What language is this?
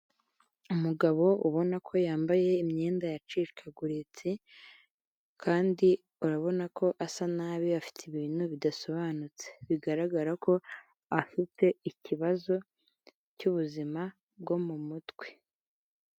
Kinyarwanda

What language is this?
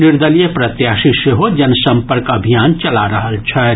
Maithili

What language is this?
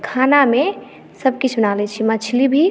Maithili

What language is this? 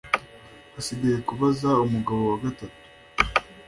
Kinyarwanda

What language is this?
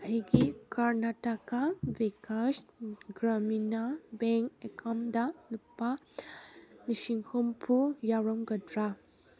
Manipuri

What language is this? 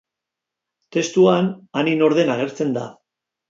Basque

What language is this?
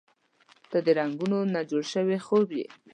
Pashto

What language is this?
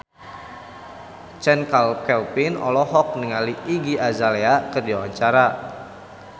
Sundanese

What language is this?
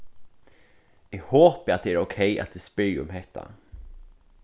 Faroese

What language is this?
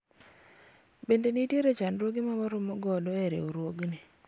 Luo (Kenya and Tanzania)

